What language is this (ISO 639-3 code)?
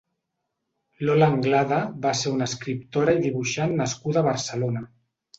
cat